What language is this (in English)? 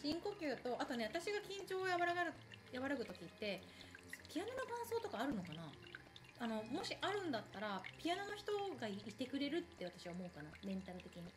Japanese